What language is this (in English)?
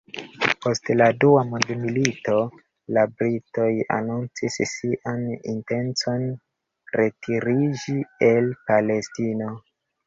Esperanto